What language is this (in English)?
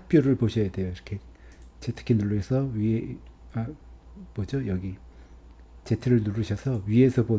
Korean